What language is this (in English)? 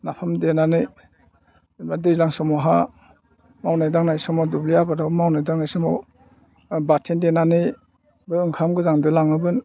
Bodo